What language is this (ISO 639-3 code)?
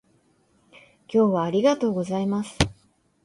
jpn